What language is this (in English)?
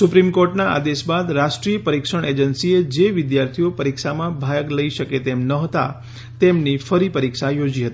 Gujarati